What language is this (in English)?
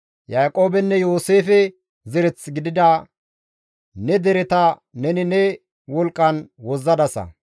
Gamo